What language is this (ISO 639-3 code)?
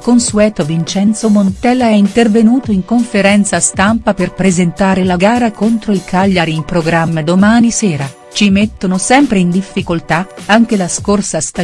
ita